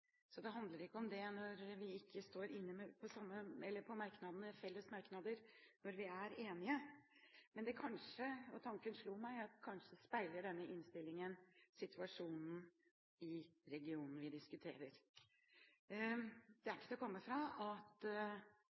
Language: Norwegian Bokmål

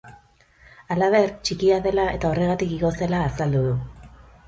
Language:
Basque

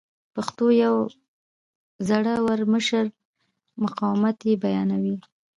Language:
Pashto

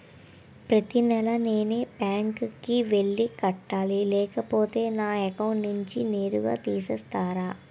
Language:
Telugu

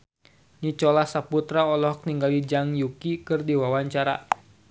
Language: Sundanese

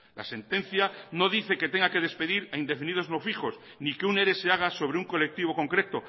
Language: Spanish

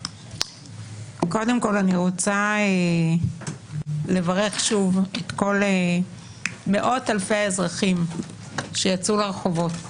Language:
Hebrew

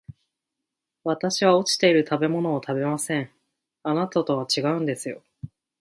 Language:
Japanese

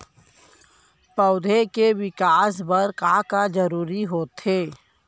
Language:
Chhattisgarhi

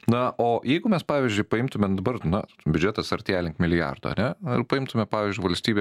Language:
Lithuanian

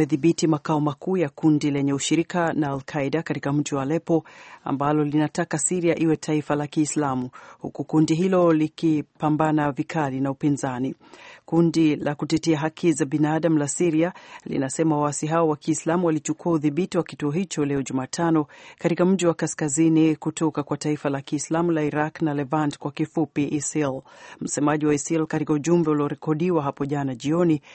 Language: Swahili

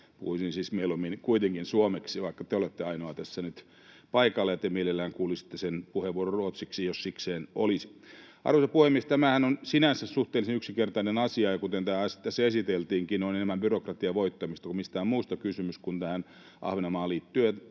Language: Finnish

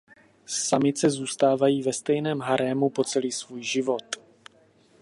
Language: Czech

